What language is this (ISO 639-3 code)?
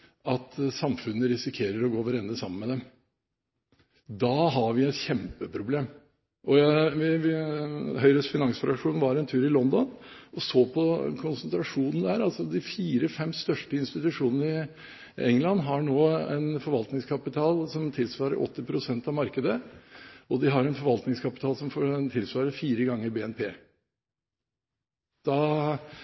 nob